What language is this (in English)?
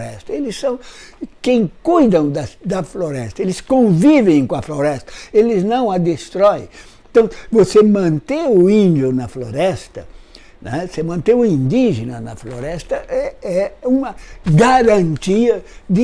Portuguese